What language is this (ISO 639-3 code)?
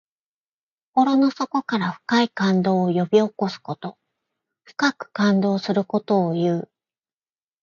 jpn